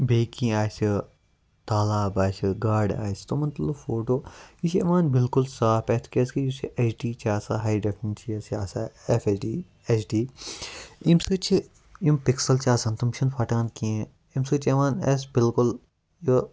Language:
Kashmiri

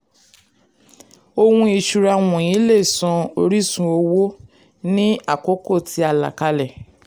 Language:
Yoruba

